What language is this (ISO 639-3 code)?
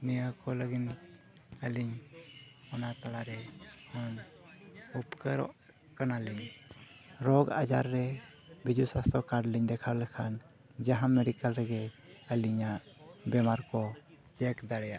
sat